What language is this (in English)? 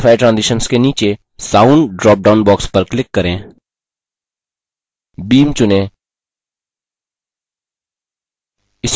Hindi